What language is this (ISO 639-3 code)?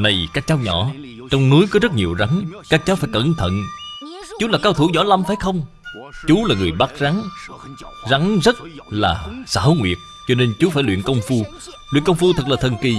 vie